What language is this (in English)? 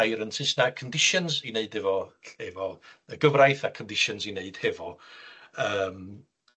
Welsh